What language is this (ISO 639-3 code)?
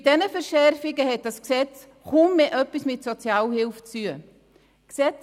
gsw